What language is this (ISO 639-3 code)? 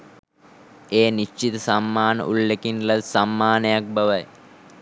sin